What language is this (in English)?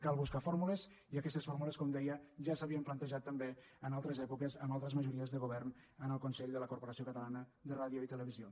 Catalan